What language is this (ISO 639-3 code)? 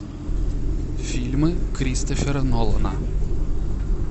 rus